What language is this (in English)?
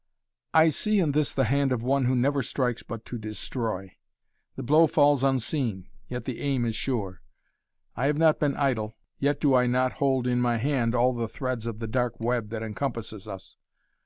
English